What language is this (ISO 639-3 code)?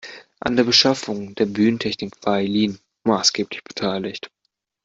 deu